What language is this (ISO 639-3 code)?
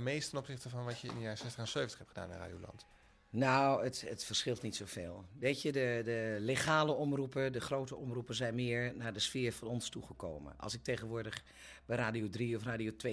nld